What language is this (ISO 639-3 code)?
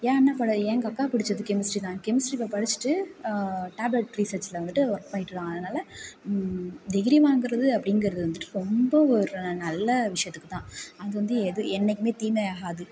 tam